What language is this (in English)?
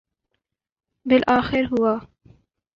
Urdu